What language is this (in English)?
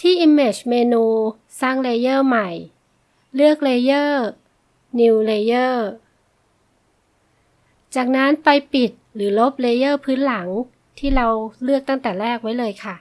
Thai